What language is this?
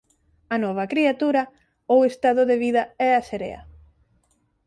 Galician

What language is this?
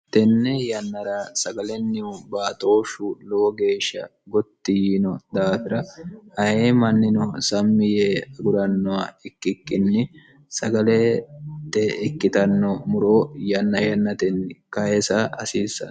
Sidamo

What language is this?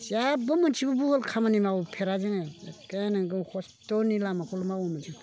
Bodo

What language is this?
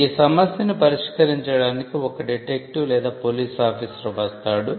Telugu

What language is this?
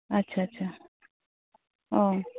Santali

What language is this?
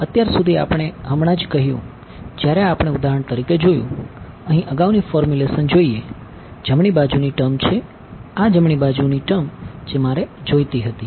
Gujarati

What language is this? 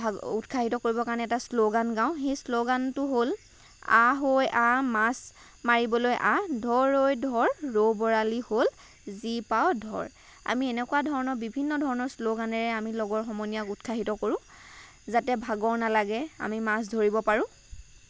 Assamese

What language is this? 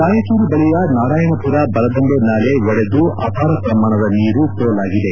Kannada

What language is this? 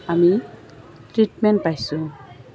Assamese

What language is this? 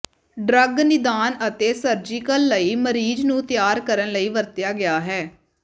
Punjabi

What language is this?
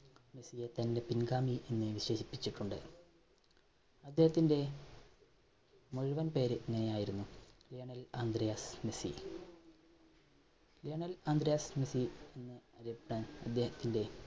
Malayalam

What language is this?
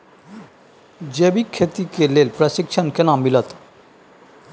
Maithili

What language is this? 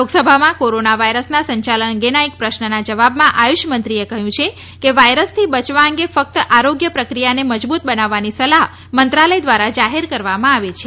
Gujarati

